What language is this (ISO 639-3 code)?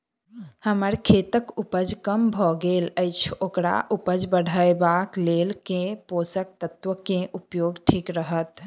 mai